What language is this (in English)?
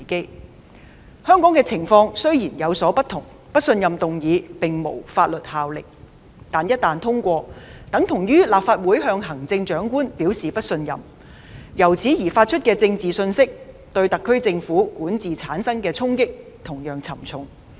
Cantonese